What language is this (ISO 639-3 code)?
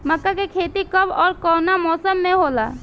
bho